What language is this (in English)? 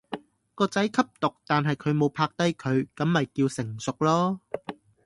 Cantonese